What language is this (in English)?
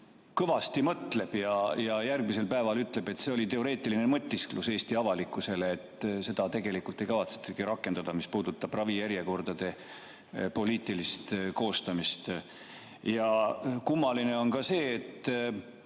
Estonian